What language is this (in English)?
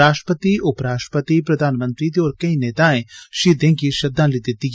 Dogri